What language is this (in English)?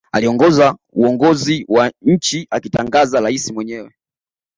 Swahili